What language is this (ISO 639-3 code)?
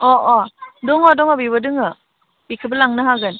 brx